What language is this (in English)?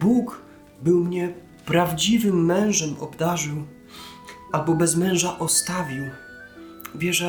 Polish